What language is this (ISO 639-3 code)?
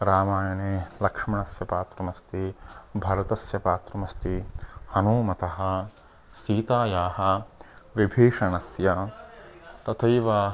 san